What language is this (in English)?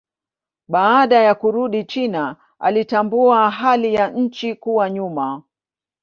Swahili